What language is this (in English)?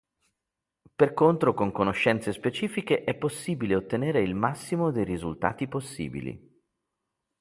Italian